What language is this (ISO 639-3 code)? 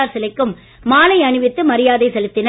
tam